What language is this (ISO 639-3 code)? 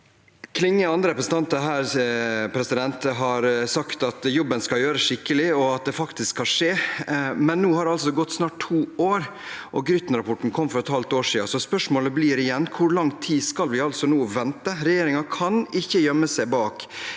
nor